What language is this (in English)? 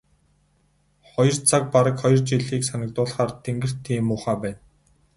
Mongolian